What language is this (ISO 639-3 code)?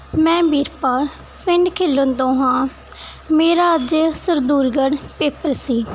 pan